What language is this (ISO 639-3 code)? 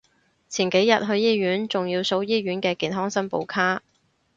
yue